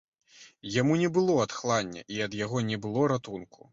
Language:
Belarusian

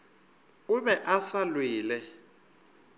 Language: Northern Sotho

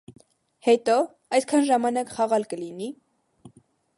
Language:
Armenian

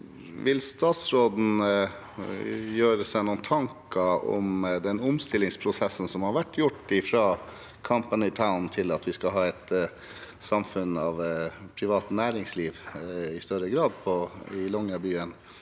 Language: Norwegian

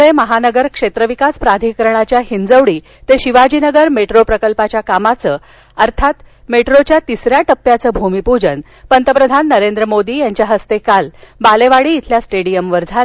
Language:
Marathi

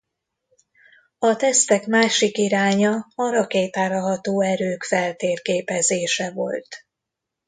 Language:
Hungarian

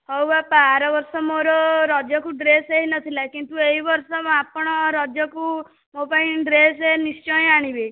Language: Odia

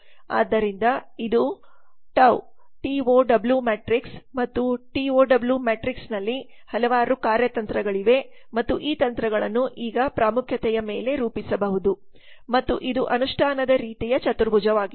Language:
Kannada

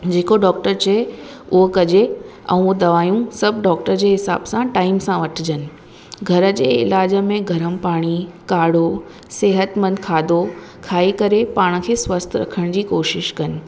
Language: Sindhi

